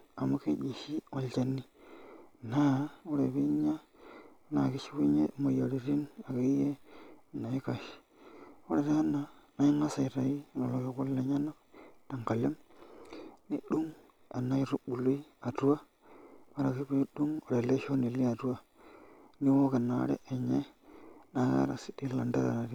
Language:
Masai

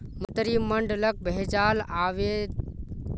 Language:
Magahi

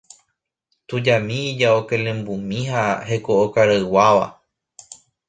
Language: Guarani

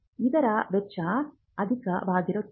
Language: Kannada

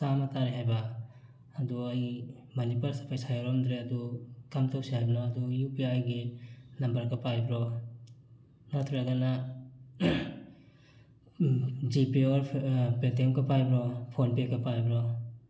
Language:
Manipuri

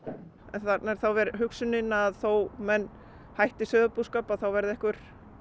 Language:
Icelandic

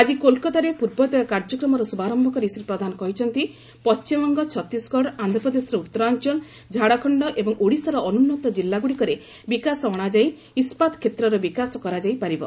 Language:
Odia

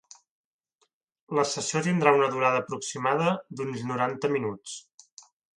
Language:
Catalan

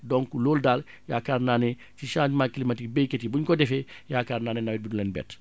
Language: Wolof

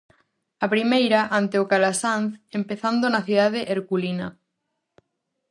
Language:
Galician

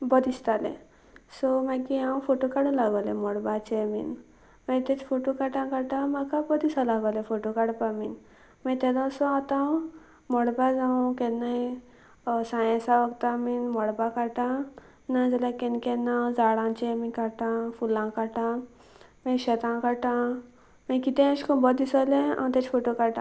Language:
Konkani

